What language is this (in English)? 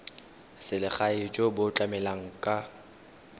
Tswana